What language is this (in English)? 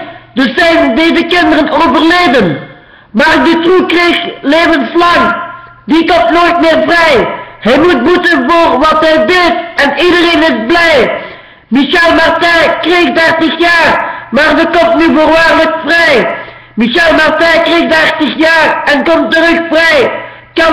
Dutch